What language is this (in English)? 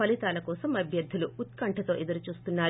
Telugu